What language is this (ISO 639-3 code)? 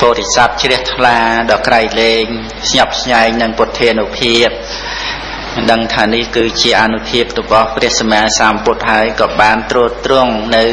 khm